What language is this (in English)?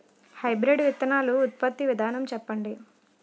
Telugu